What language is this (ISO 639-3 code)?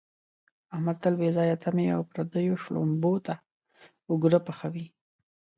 pus